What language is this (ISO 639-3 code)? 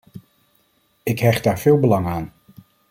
nld